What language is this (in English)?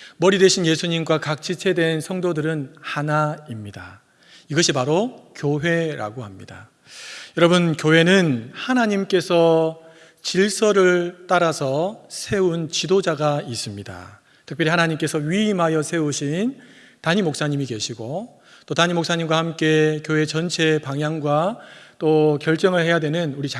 Korean